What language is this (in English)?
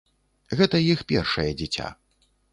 Belarusian